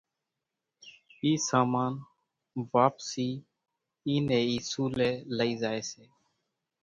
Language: Kachi Koli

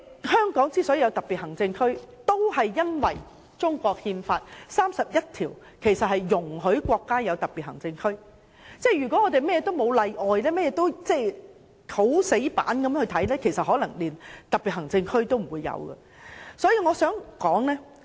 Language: Cantonese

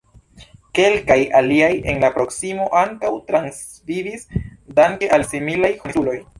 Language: Esperanto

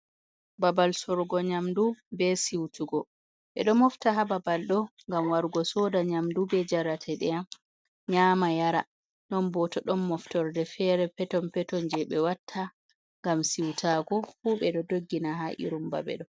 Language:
Fula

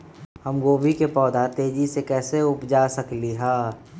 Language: Magahi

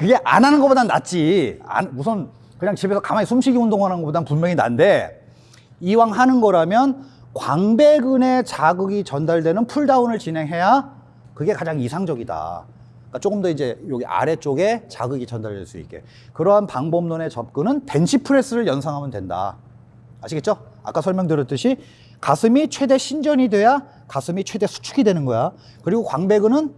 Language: Korean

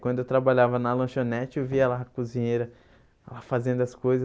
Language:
Portuguese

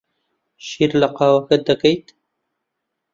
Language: Central Kurdish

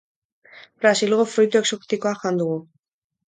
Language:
Basque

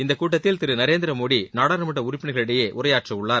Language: Tamil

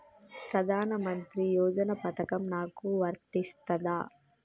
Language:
Telugu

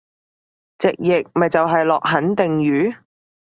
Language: Cantonese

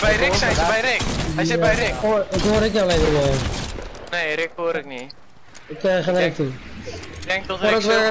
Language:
Dutch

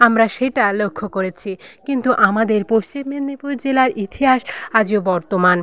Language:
Bangla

